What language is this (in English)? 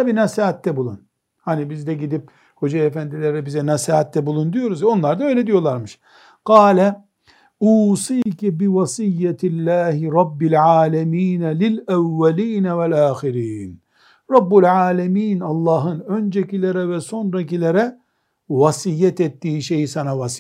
Turkish